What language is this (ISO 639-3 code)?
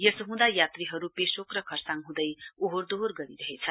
nep